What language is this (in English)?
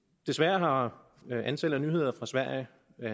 Danish